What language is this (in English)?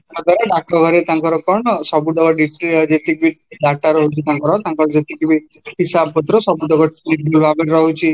Odia